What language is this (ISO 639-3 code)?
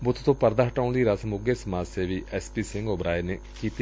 pan